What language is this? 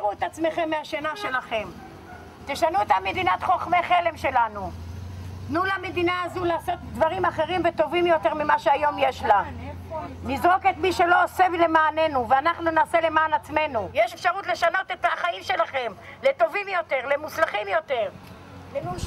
Hebrew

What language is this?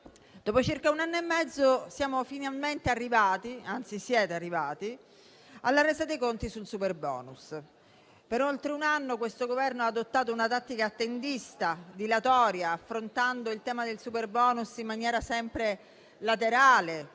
Italian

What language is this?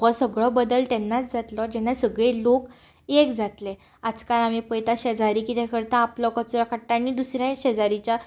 Konkani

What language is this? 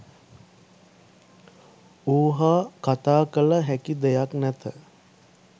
Sinhala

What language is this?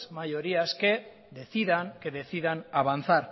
Spanish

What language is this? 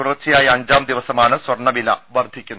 Malayalam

